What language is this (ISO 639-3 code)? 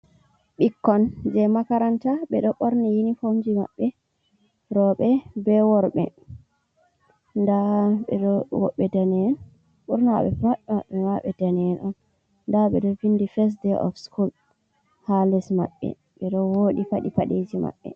ful